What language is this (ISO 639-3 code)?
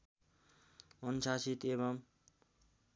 nep